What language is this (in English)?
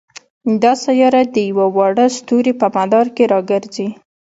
Pashto